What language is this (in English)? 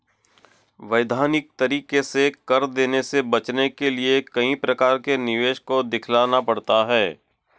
Hindi